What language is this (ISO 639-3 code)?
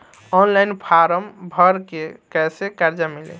bho